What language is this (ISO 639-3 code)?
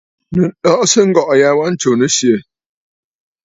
bfd